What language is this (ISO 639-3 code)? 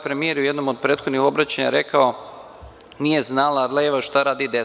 srp